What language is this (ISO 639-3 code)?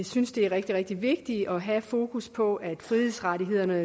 dan